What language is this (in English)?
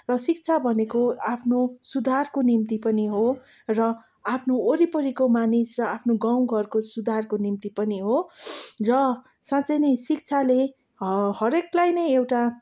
Nepali